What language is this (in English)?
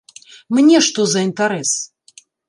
Belarusian